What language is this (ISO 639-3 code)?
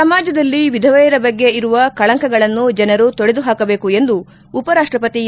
kan